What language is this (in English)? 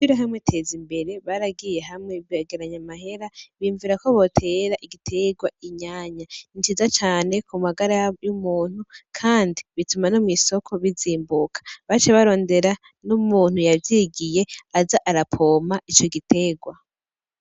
Rundi